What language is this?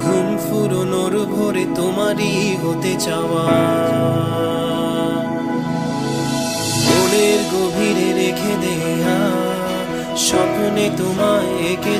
Hindi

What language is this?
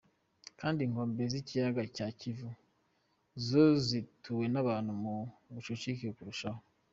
Kinyarwanda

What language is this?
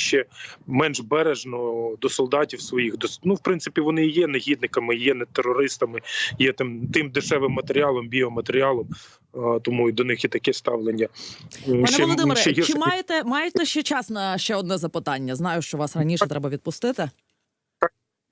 Ukrainian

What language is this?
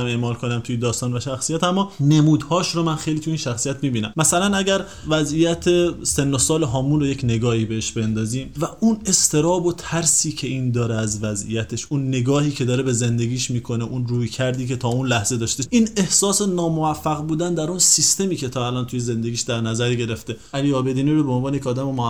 Persian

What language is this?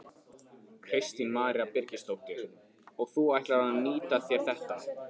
Icelandic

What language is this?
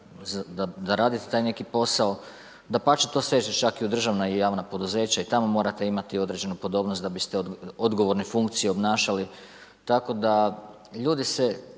Croatian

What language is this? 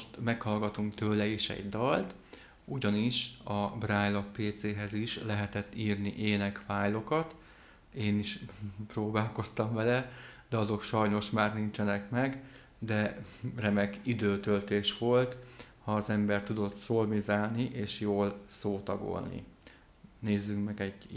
Hungarian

